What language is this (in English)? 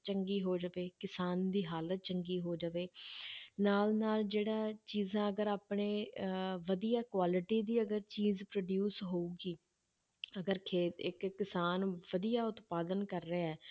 Punjabi